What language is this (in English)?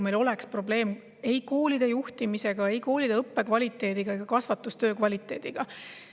Estonian